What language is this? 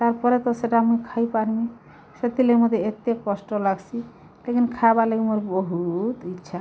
Odia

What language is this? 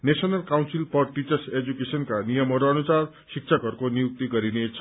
Nepali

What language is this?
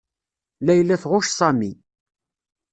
Kabyle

